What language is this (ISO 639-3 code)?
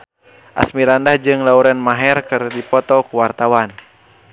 sun